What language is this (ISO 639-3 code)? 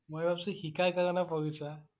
asm